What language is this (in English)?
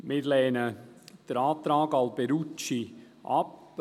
Swiss German